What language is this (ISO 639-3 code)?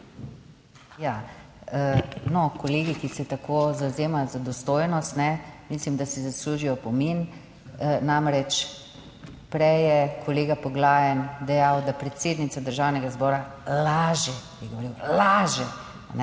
slv